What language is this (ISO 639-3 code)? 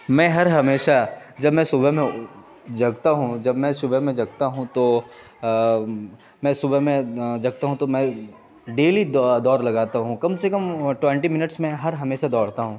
urd